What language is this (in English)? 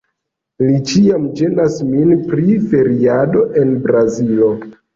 Esperanto